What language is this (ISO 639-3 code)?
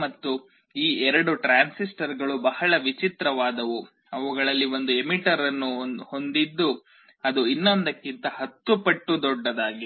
kan